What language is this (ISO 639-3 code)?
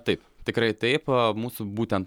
lit